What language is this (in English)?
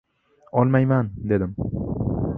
Uzbek